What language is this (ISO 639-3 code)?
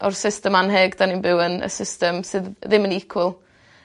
cym